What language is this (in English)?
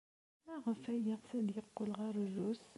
Kabyle